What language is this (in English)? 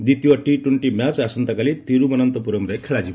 Odia